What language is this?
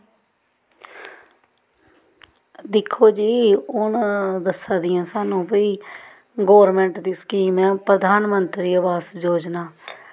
Dogri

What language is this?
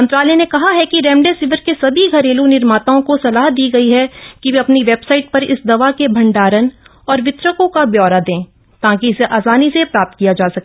Hindi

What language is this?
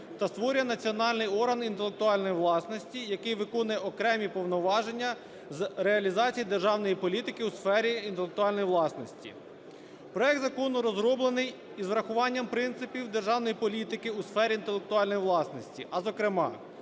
Ukrainian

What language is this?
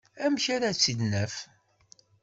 Kabyle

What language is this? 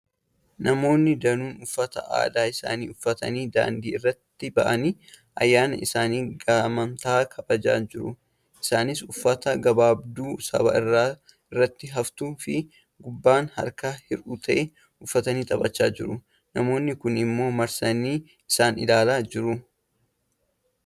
Oromo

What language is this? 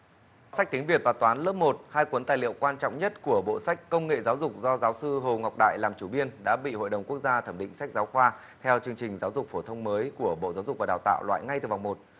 Vietnamese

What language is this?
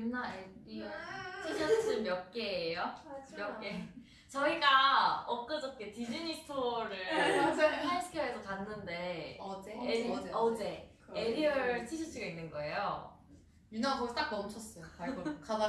Korean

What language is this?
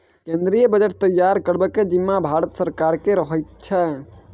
Maithili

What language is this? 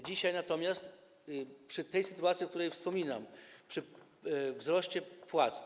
Polish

